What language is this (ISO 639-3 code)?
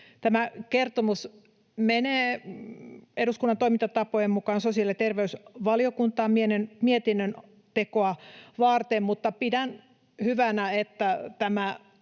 fin